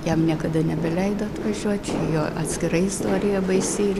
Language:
Lithuanian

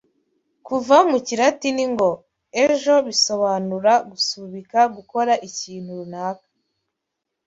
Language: Kinyarwanda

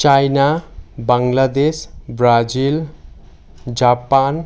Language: Assamese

